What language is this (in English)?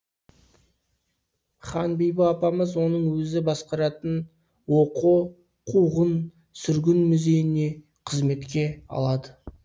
Kazakh